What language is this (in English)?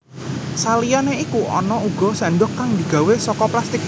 Javanese